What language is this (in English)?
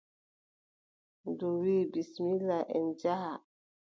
Adamawa Fulfulde